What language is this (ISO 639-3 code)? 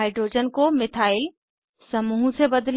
hin